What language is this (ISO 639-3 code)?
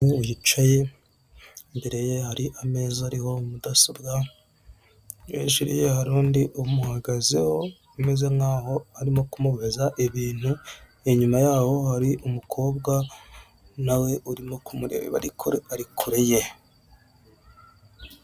kin